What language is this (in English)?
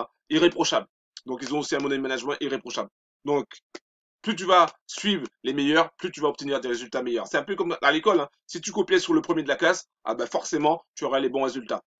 French